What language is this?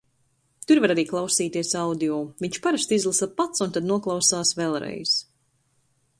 Latvian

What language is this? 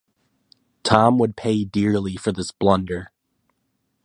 English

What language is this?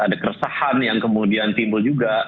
Indonesian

